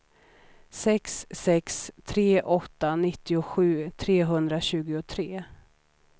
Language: Swedish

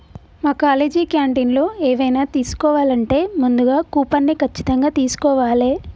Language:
Telugu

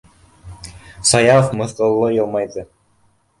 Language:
Bashkir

